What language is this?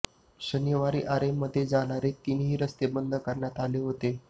Marathi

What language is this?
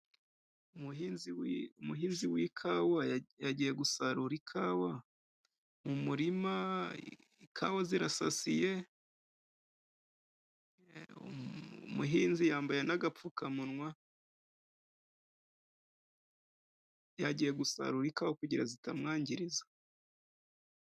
Kinyarwanda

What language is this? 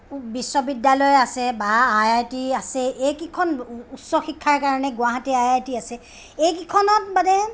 Assamese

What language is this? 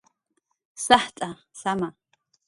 Jaqaru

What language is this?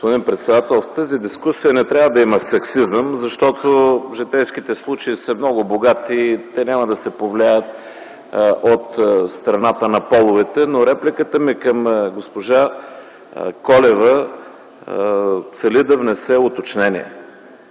Bulgarian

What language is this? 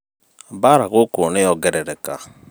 Kikuyu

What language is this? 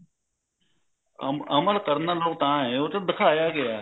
Punjabi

